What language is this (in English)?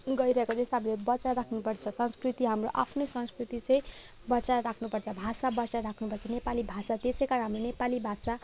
Nepali